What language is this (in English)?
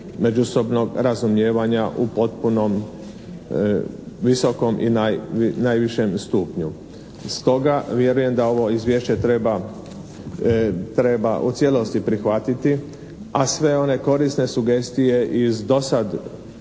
Croatian